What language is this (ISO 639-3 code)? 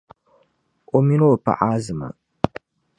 dag